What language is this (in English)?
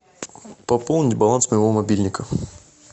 Russian